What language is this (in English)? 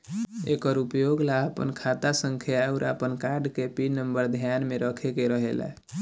Bhojpuri